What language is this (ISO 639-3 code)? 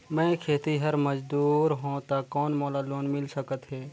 hne